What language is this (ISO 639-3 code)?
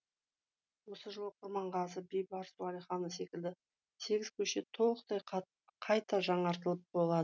kaz